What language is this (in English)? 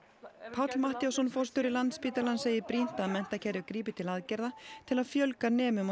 Icelandic